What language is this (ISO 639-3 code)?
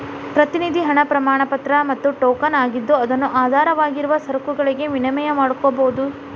kan